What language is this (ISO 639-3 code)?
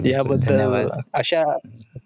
mar